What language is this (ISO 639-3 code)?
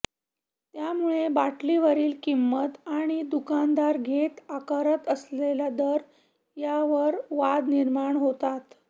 mar